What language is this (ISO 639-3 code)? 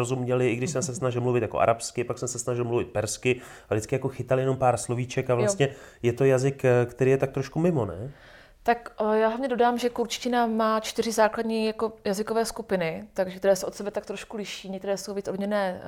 ces